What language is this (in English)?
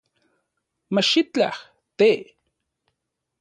Central Puebla Nahuatl